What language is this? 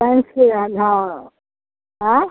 Maithili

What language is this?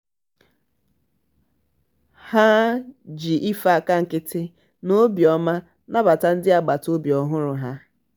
Igbo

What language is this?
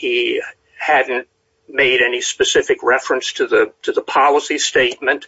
English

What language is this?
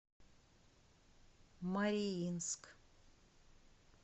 Russian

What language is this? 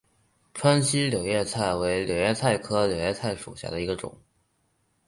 Chinese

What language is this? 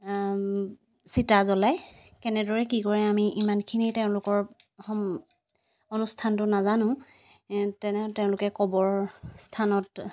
Assamese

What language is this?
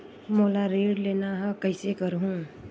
Chhattisgarhi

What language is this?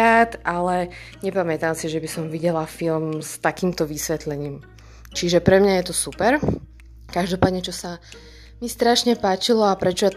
Slovak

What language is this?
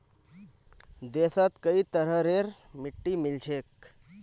Magahi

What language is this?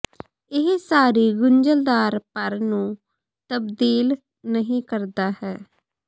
Punjabi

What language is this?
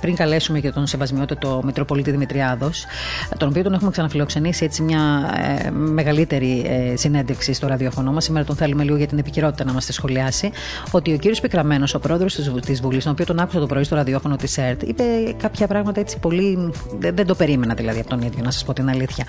Greek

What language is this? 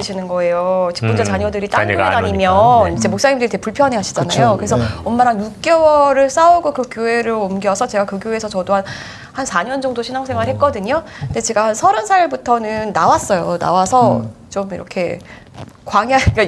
Korean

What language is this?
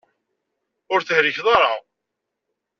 Kabyle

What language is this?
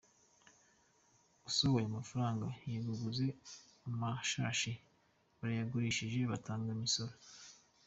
Kinyarwanda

